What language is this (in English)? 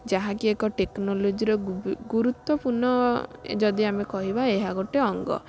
Odia